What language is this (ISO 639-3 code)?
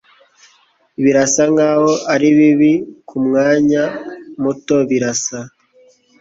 kin